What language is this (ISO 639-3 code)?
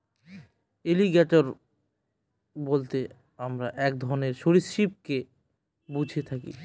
ben